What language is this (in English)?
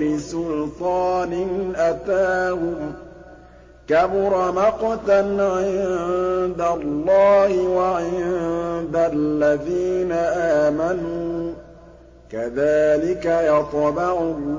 Arabic